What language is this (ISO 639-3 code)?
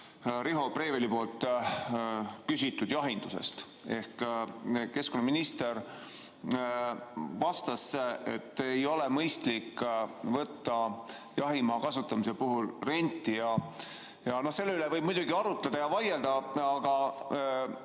est